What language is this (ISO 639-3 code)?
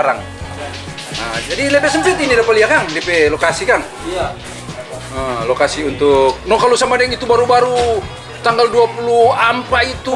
ind